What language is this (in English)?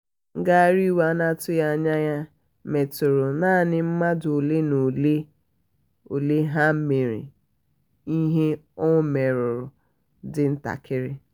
Igbo